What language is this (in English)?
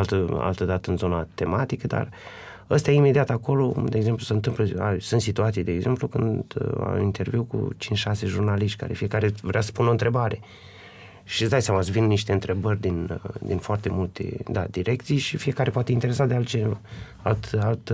Romanian